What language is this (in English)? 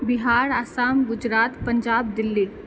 Maithili